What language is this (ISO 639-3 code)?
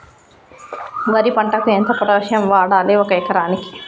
tel